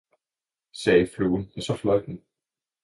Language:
Danish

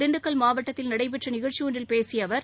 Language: Tamil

